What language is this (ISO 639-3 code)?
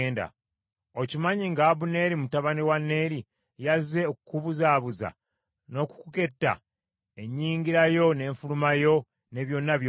lug